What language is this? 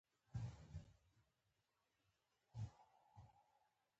Pashto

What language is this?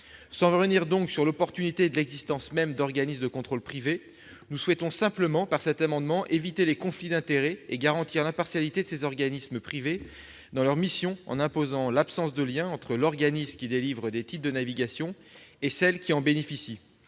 French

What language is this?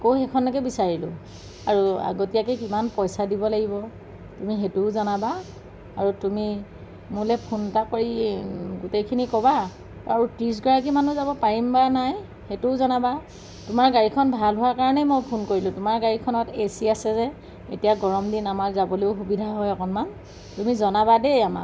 Assamese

